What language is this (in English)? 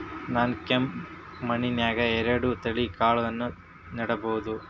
Kannada